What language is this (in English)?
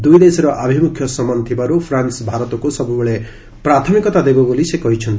Odia